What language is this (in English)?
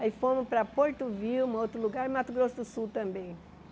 Portuguese